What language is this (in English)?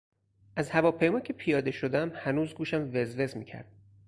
Persian